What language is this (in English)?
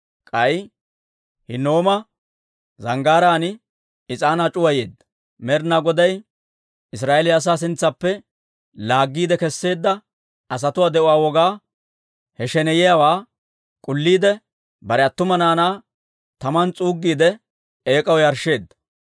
Dawro